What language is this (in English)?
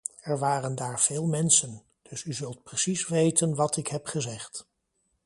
Dutch